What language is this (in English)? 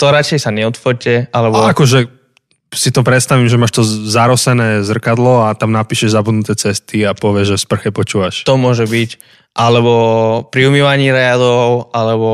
Slovak